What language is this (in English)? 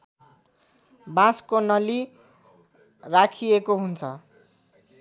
Nepali